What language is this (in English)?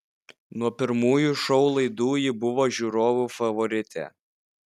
Lithuanian